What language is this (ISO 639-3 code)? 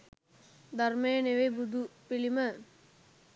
sin